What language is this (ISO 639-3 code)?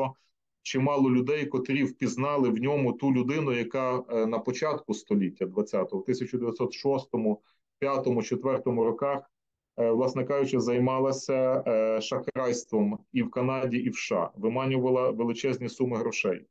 ukr